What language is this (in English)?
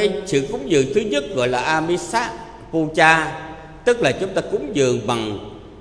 Vietnamese